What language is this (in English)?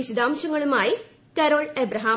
Malayalam